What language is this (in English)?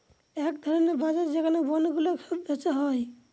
Bangla